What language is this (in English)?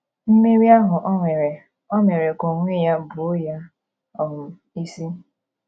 Igbo